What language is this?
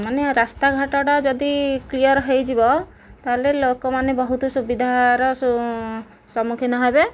Odia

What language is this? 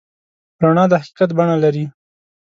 Pashto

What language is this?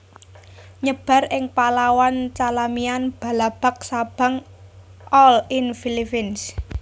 Javanese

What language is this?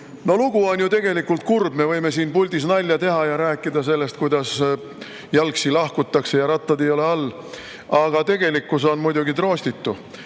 Estonian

